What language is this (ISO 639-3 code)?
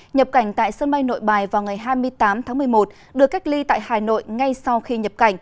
vie